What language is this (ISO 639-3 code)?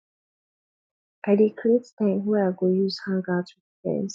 pcm